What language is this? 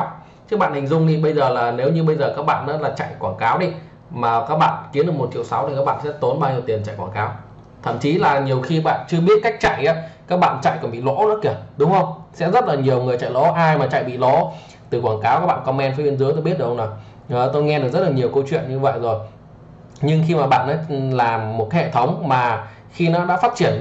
Vietnamese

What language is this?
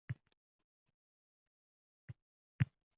Uzbek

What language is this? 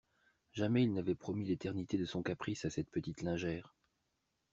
French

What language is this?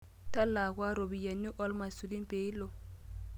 Masai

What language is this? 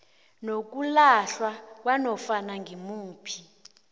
South Ndebele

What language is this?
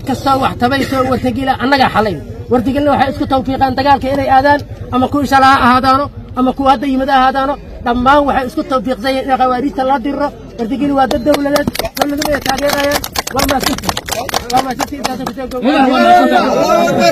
Arabic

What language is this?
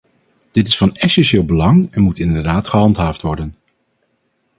Dutch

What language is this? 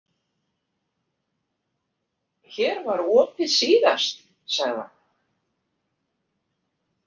Icelandic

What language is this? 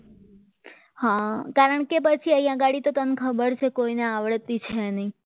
Gujarati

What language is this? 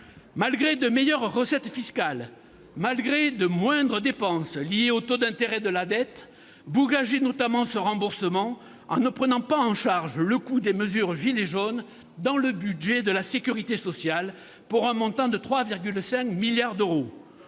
French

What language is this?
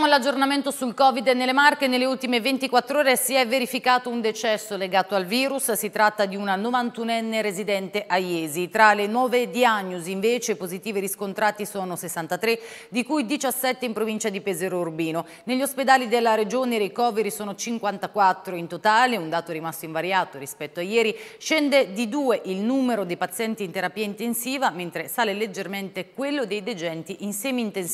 Italian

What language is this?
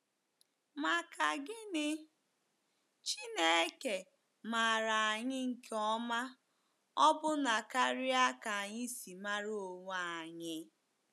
Igbo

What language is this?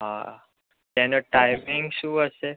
Gujarati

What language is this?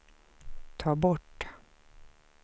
Swedish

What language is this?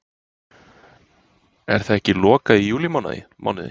Icelandic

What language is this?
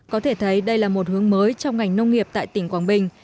Vietnamese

